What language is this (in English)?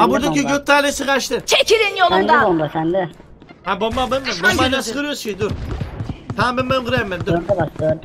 Turkish